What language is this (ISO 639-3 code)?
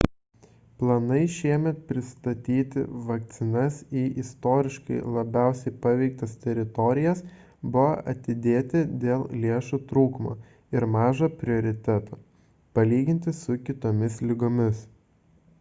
lit